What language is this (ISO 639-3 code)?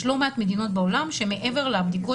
heb